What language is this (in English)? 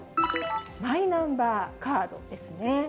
Japanese